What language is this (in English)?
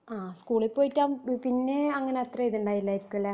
Malayalam